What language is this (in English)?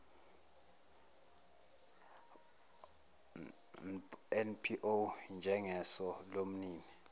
Zulu